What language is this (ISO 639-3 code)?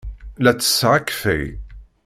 kab